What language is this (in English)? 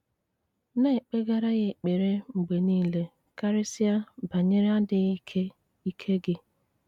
Igbo